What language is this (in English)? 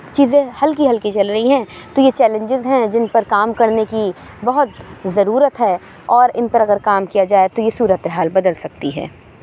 Urdu